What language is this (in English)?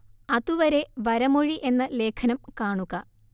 Malayalam